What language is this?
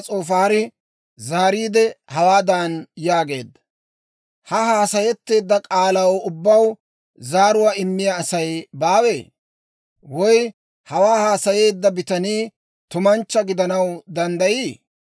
Dawro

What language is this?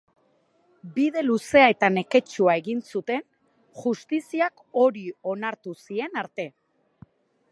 Basque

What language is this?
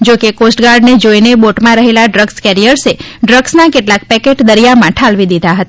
Gujarati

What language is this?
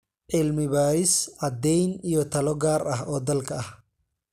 Somali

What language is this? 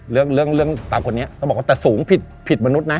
Thai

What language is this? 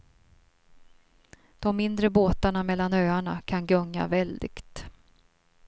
Swedish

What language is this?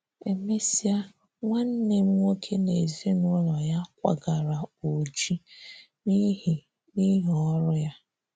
Igbo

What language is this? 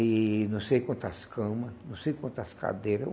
Portuguese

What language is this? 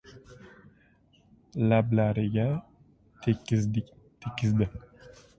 Uzbek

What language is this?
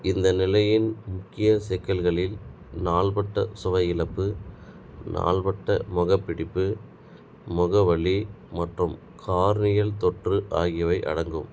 Tamil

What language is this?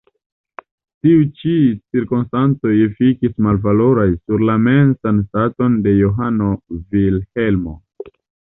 Esperanto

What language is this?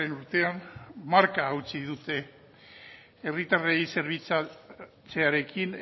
Basque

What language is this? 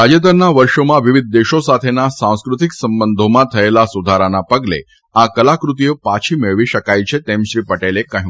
Gujarati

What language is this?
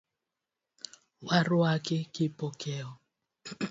Luo (Kenya and Tanzania)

